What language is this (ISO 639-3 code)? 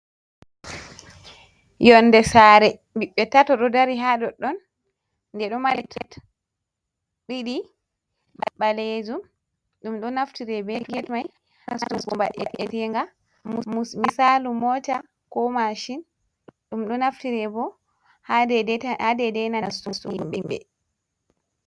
ful